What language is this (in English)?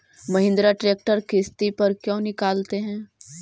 Magahi